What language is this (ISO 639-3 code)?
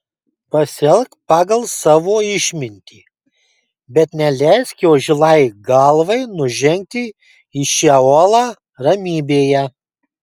lit